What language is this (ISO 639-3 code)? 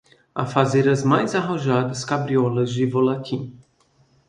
por